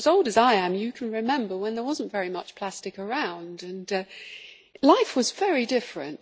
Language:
English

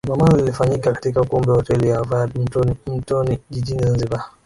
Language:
Swahili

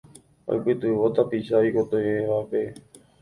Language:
Guarani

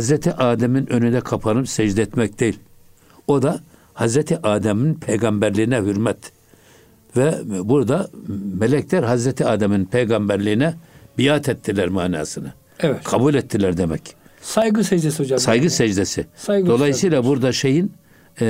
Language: Turkish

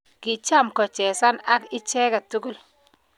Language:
Kalenjin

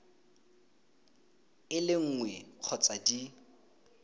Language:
Tswana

